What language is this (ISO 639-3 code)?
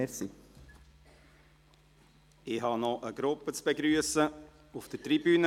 gsw